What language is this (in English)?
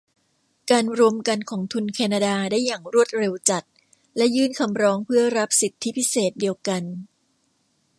Thai